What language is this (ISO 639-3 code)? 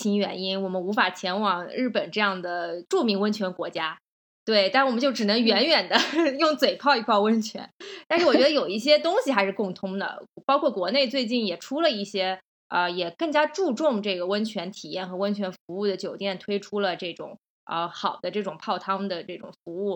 zho